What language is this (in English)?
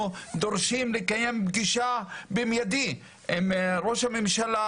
Hebrew